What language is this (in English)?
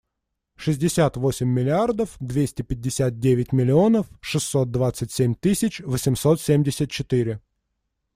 Russian